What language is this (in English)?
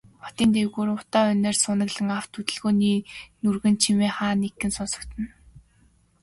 Mongolian